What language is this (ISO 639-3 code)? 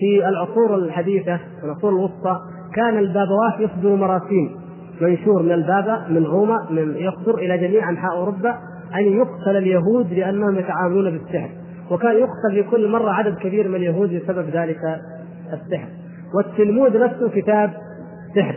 ara